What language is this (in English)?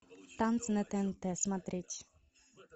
Russian